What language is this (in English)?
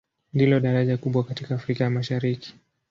Swahili